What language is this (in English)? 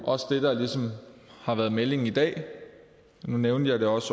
Danish